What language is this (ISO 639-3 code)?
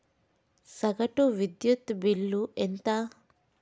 tel